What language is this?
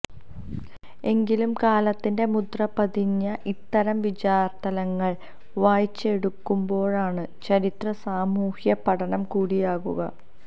Malayalam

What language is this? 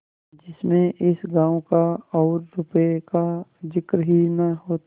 Hindi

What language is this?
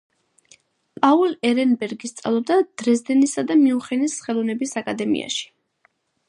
Georgian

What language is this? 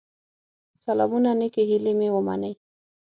Pashto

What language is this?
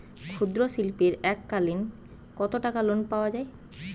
Bangla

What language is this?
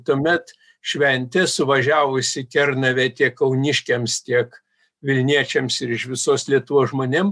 Lithuanian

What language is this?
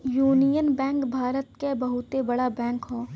Bhojpuri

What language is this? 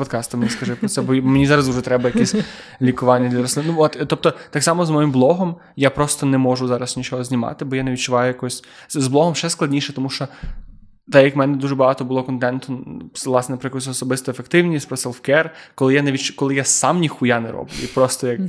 Ukrainian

